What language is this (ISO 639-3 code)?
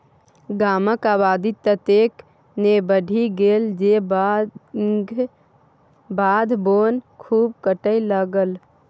mai